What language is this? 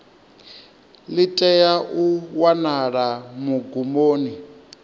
Venda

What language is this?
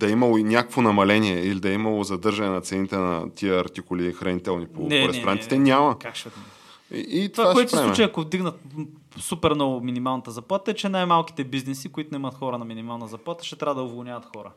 Bulgarian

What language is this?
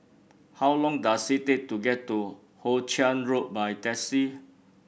English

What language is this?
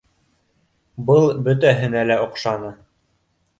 Bashkir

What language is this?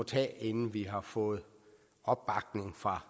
Danish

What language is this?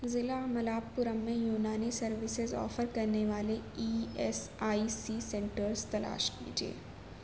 Urdu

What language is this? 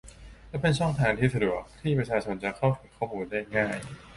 Thai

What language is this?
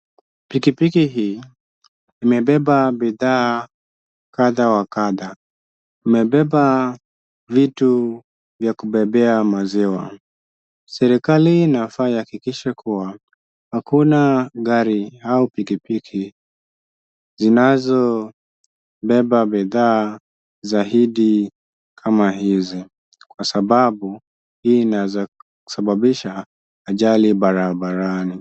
Swahili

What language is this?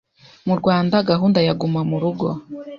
Kinyarwanda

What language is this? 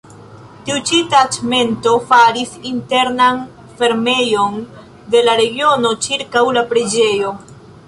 Esperanto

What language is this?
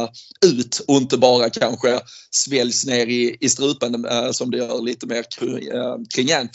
Swedish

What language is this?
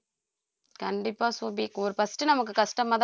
Tamil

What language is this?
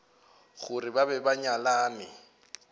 Northern Sotho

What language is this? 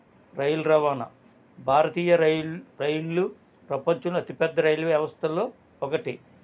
Telugu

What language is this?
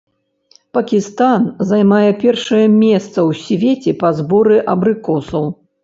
Belarusian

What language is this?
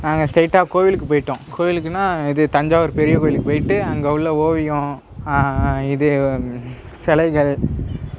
Tamil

